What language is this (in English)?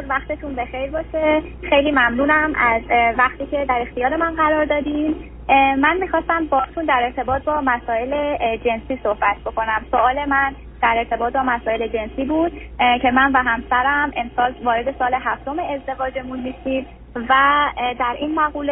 Persian